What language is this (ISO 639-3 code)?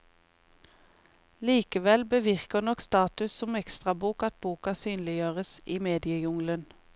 nor